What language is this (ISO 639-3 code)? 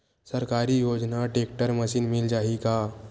hne